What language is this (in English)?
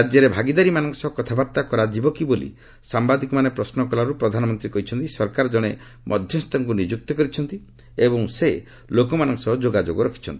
Odia